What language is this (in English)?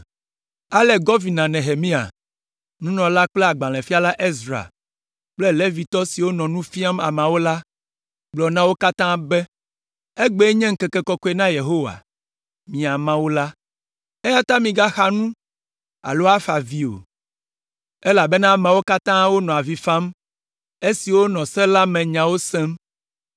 Ewe